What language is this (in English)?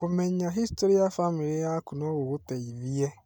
Kikuyu